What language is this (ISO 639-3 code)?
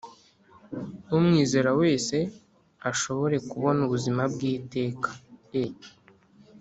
kin